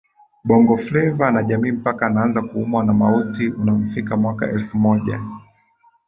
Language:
Swahili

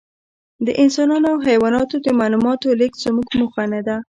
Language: Pashto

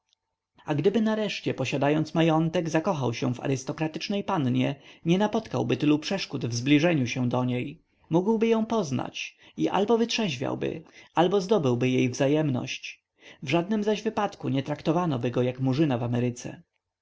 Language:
Polish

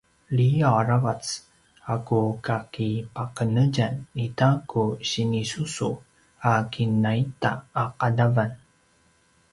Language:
Paiwan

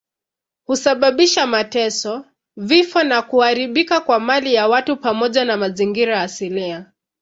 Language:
Swahili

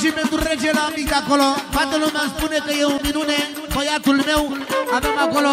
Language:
Romanian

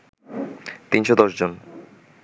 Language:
Bangla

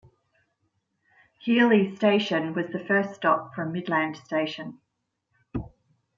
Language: English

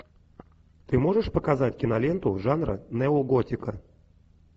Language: Russian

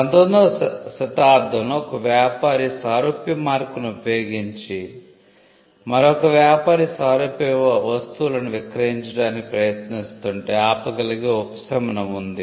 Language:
Telugu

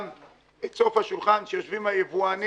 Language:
Hebrew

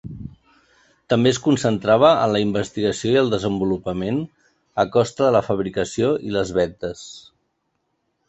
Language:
Catalan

